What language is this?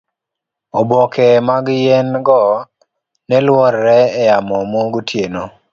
Luo (Kenya and Tanzania)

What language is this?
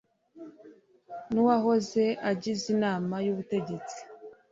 Kinyarwanda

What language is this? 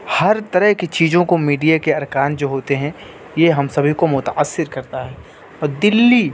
Urdu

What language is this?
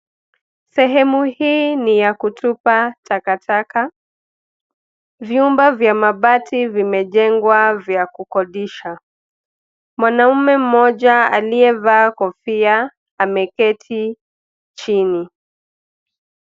Swahili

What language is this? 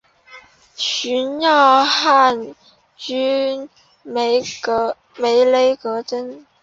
Chinese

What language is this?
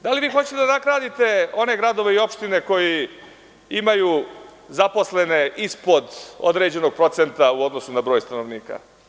Serbian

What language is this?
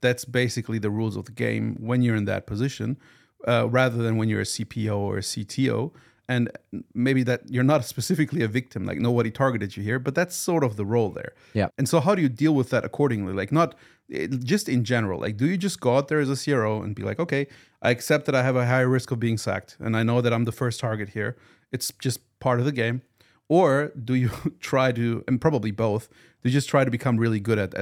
English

